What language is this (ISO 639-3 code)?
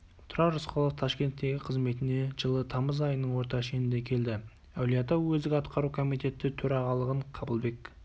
kaz